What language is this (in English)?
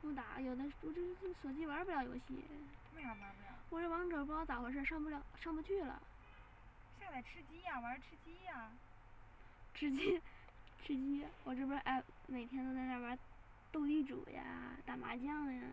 Chinese